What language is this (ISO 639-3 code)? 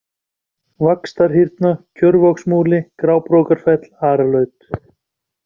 isl